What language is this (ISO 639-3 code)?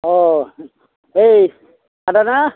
brx